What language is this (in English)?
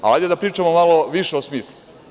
Serbian